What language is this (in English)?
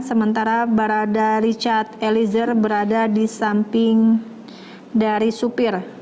Indonesian